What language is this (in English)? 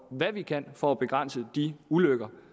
Danish